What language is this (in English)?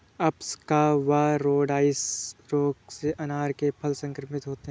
Hindi